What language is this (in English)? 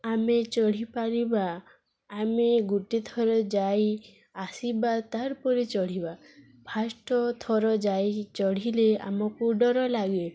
Odia